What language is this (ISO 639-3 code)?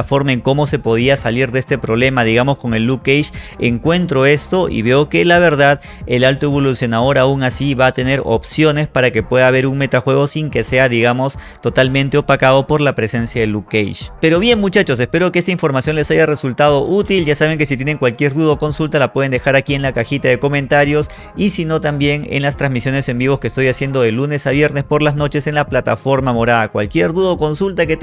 spa